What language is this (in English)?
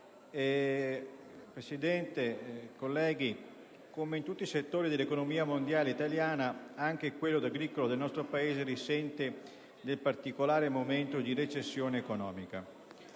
Italian